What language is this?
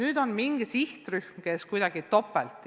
Estonian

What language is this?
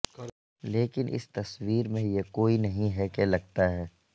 Urdu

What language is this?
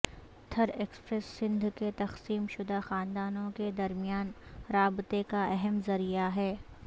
Urdu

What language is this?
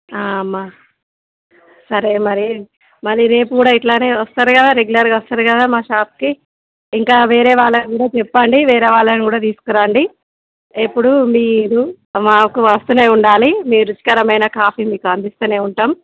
Telugu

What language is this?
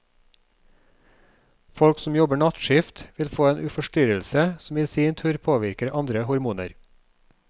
Norwegian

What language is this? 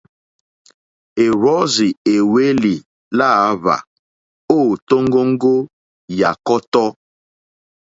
Mokpwe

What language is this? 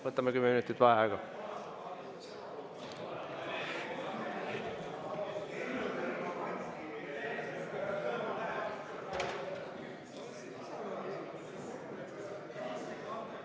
Estonian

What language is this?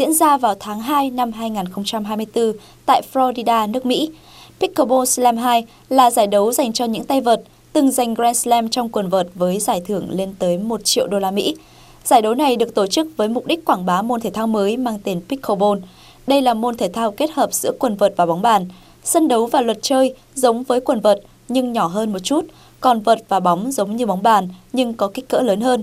Vietnamese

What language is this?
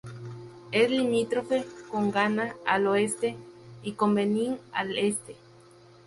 Spanish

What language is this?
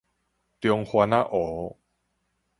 Min Nan Chinese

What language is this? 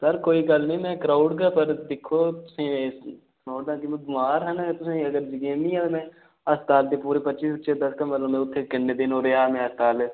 Dogri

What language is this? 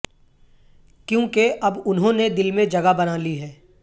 Urdu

